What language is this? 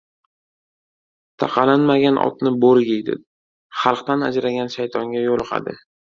Uzbek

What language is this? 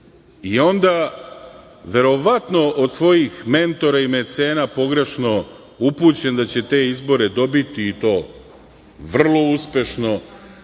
Serbian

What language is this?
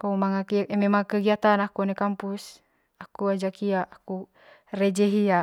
Manggarai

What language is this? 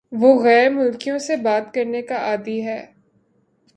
Urdu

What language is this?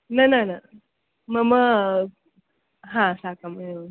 Sanskrit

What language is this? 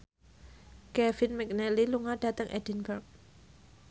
Javanese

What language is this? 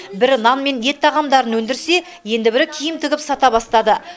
Kazakh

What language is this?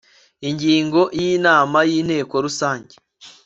Kinyarwanda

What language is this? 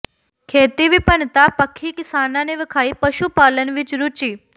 Punjabi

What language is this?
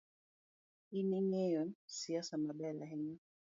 Luo (Kenya and Tanzania)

